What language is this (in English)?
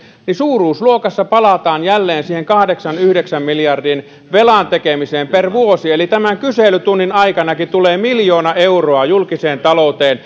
Finnish